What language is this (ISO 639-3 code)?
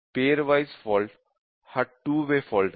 mar